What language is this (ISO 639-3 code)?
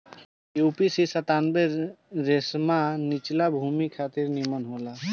bho